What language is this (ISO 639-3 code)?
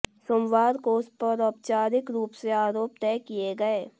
hin